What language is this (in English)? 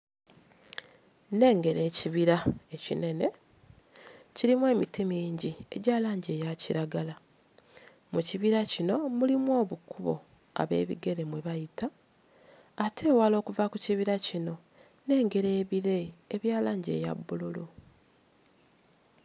Ganda